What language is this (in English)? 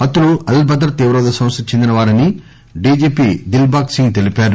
Telugu